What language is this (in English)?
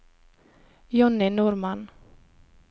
Norwegian